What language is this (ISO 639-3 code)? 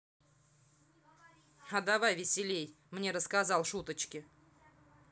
rus